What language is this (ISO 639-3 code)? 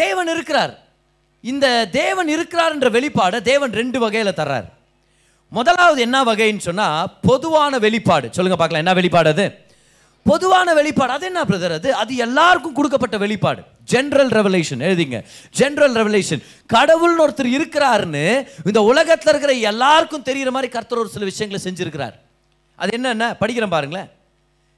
tam